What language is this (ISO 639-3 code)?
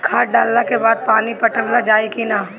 bho